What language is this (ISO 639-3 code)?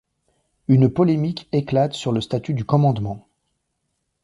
fra